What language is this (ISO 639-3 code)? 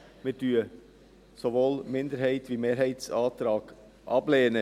gsw